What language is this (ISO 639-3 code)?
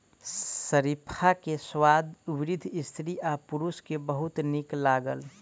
mai